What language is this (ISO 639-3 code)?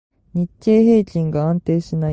jpn